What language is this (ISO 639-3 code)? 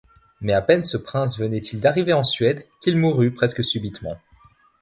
fra